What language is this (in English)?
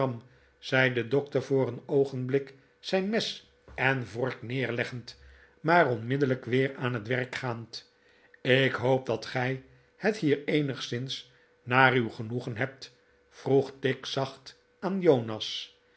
Dutch